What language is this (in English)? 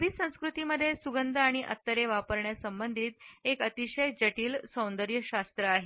Marathi